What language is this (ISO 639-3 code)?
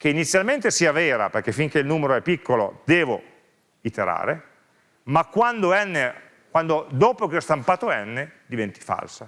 ita